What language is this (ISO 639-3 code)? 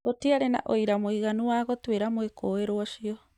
kik